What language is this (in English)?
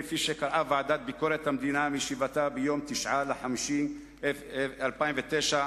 Hebrew